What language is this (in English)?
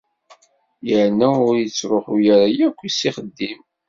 Kabyle